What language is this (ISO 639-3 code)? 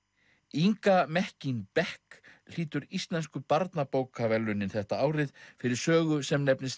isl